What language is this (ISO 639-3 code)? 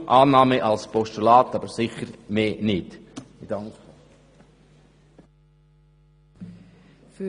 gsw